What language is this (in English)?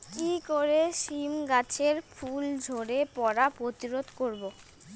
Bangla